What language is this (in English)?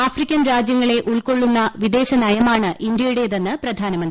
Malayalam